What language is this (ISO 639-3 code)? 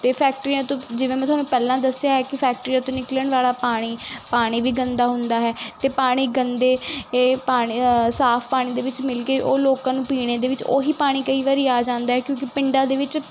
pan